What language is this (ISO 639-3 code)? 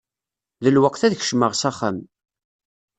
kab